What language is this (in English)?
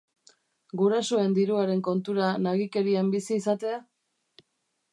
Basque